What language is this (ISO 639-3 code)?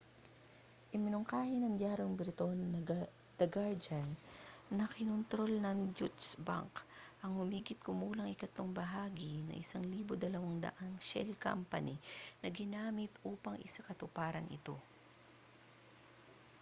fil